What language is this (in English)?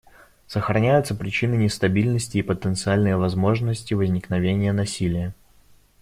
Russian